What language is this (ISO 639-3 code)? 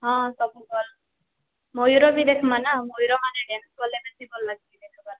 ori